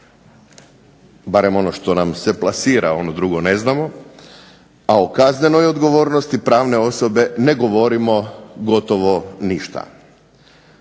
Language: Croatian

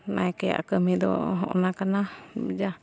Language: Santali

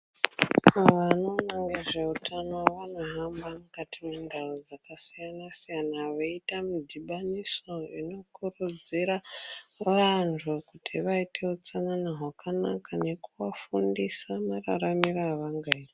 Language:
Ndau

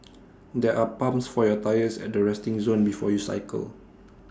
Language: English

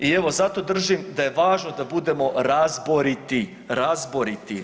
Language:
Croatian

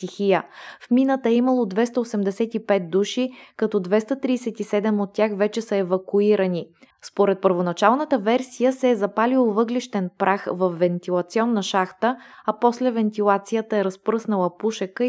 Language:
Bulgarian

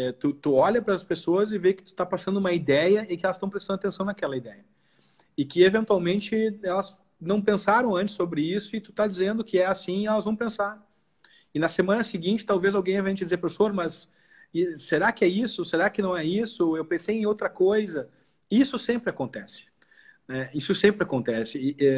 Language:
Portuguese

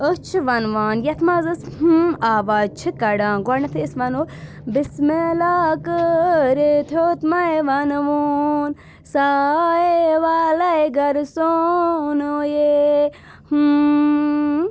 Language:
Kashmiri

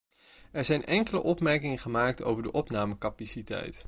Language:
Dutch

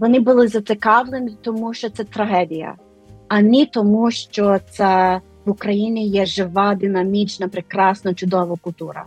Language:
Ukrainian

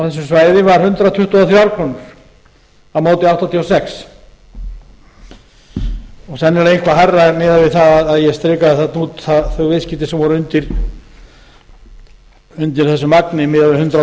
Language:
Icelandic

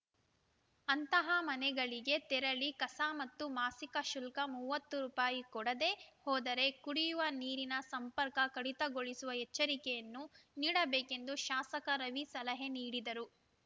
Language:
Kannada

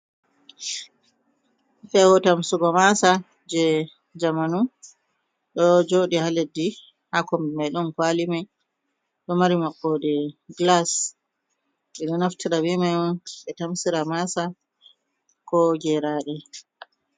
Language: Fula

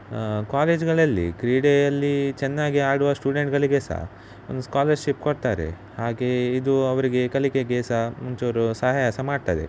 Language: Kannada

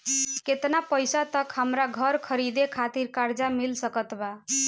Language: Bhojpuri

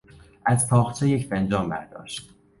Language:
Persian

